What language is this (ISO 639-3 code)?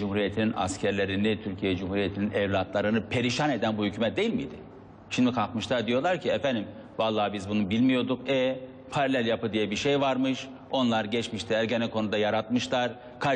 tur